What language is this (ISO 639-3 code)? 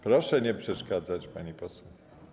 pol